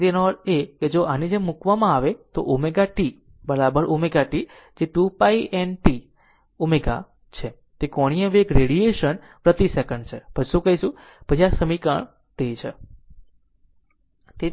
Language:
Gujarati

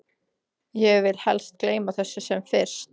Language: Icelandic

